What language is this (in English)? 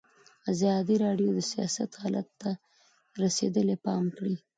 Pashto